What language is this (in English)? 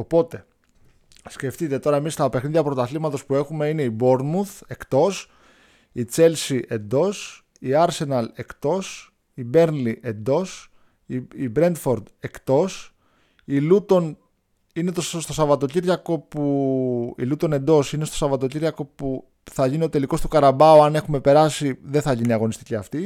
Greek